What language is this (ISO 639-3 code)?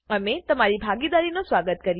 guj